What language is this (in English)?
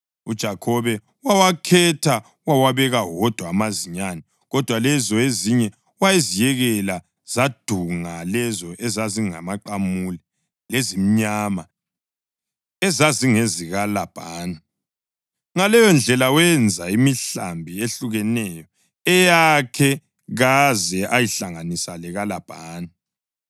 North Ndebele